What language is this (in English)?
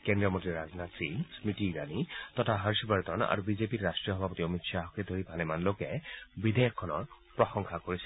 Assamese